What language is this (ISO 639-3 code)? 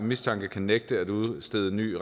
dan